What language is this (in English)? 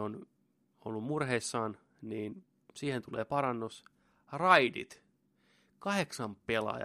Finnish